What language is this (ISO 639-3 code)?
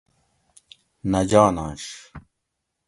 gwc